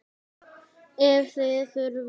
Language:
Icelandic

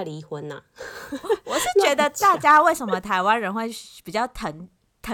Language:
Chinese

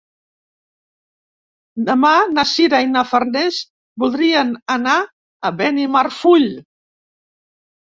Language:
Catalan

